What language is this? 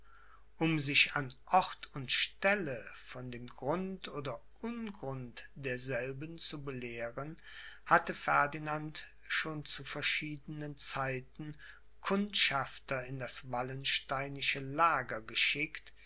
German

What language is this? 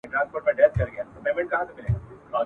Pashto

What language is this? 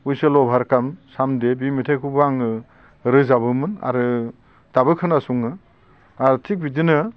Bodo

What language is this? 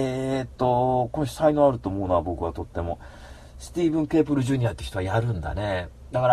Japanese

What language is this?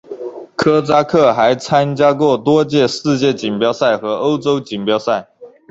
Chinese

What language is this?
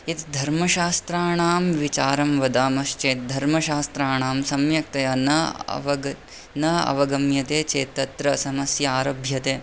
Sanskrit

